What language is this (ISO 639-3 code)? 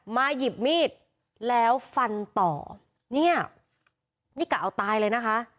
tha